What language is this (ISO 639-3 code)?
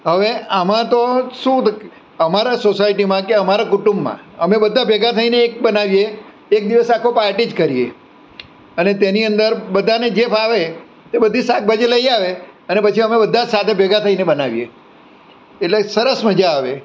guj